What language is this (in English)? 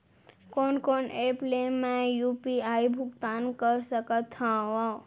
Chhattisgarhi